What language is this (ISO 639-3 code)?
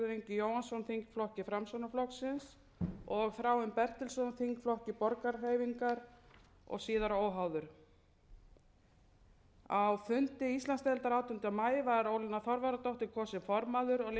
isl